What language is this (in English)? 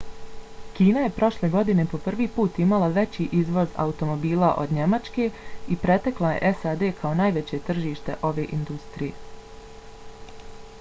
Bosnian